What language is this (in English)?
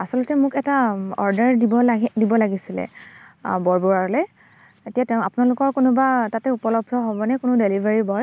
Assamese